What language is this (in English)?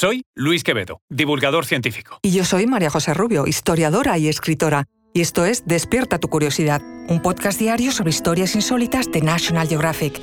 Spanish